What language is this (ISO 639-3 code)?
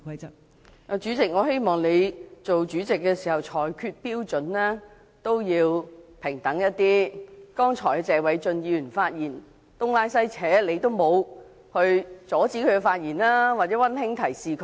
yue